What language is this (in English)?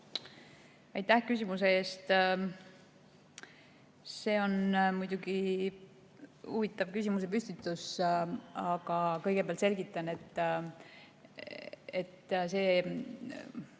Estonian